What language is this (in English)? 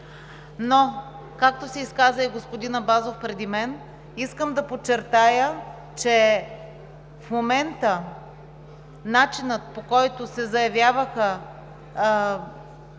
Bulgarian